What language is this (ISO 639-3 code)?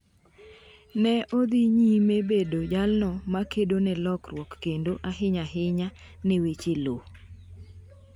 luo